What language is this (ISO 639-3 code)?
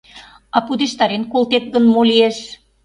chm